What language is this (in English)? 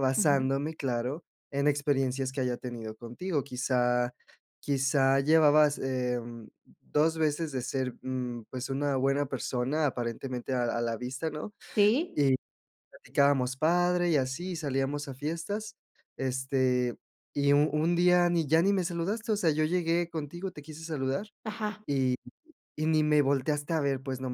Spanish